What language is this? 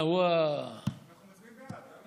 Hebrew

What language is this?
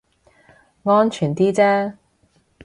Cantonese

